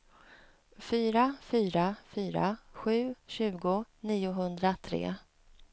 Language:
Swedish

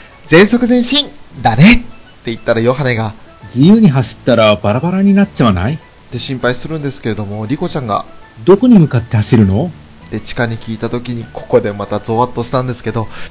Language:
Japanese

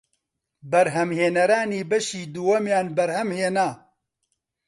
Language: Central Kurdish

